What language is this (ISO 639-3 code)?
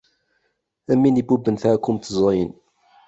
kab